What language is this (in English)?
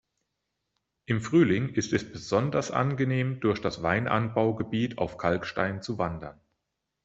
German